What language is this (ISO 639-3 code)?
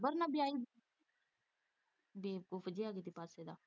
pan